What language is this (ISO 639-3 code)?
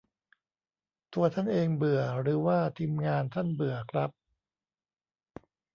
tha